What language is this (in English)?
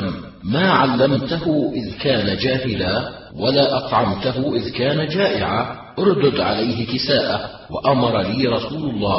Arabic